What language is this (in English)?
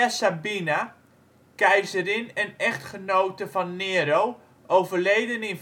Dutch